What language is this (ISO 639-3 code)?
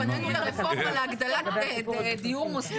heb